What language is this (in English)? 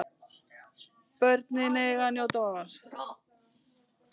Icelandic